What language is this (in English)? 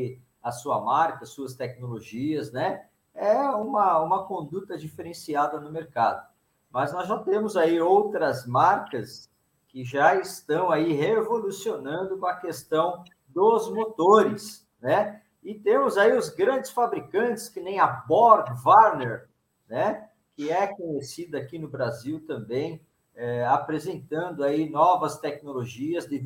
Portuguese